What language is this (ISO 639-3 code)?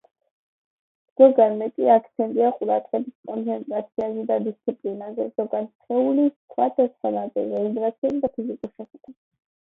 kat